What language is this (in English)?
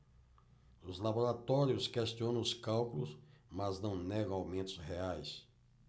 Portuguese